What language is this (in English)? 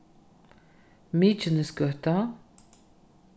Faroese